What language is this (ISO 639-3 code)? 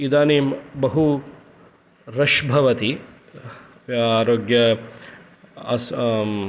san